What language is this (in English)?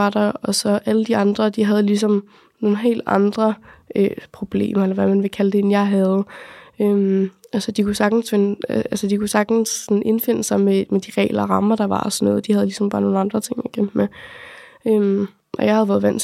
Danish